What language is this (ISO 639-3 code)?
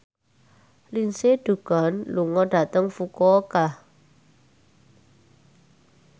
jav